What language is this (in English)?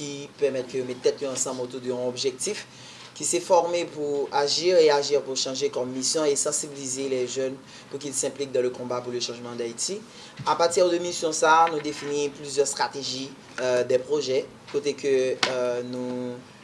French